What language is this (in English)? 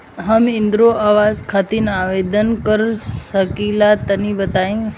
Bhojpuri